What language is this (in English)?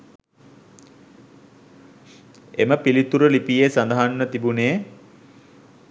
Sinhala